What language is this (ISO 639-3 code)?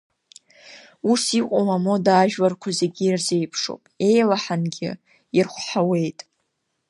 abk